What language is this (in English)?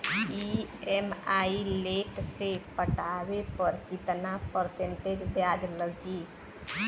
Bhojpuri